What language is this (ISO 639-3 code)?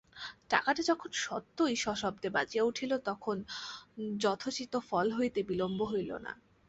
ben